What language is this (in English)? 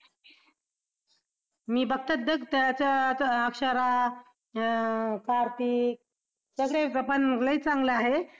Marathi